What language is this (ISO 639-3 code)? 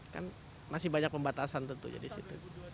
ind